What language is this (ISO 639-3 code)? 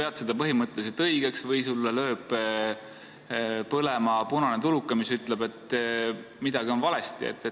est